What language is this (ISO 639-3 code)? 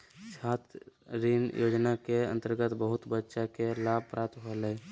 mag